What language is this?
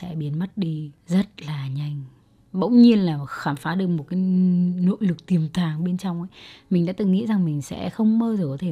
Vietnamese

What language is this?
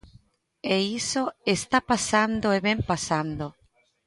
Galician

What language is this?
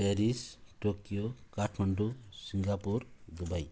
Nepali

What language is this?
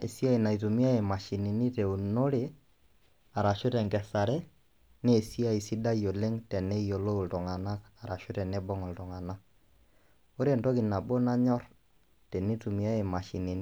Masai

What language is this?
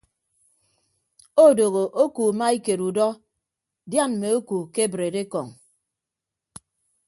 Ibibio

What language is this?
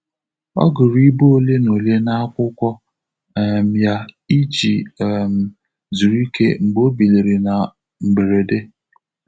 Igbo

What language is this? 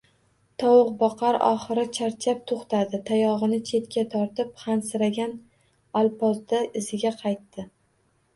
Uzbek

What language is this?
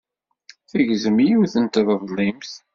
Kabyle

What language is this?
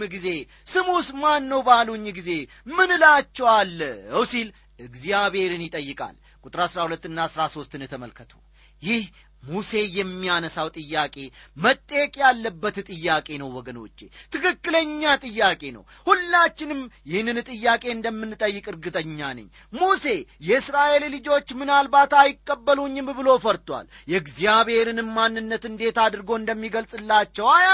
Amharic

